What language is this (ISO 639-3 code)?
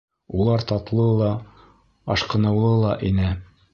bak